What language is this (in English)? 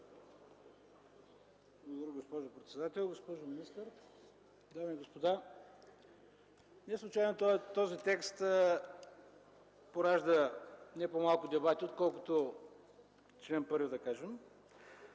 Bulgarian